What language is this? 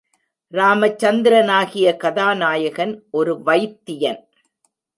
Tamil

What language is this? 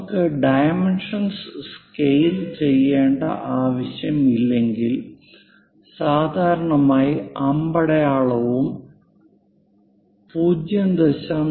Malayalam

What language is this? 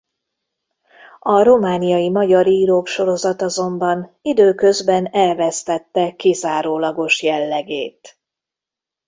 Hungarian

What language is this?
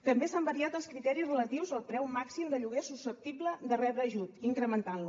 Catalan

